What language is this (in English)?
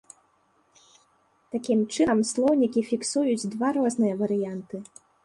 Belarusian